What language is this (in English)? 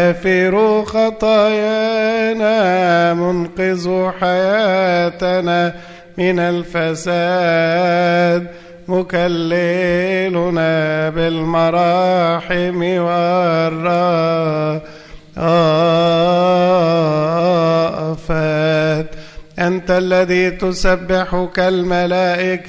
Arabic